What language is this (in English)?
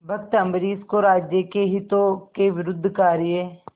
Hindi